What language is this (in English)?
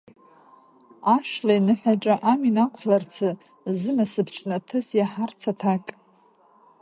Abkhazian